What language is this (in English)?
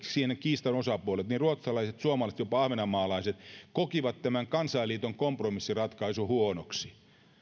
Finnish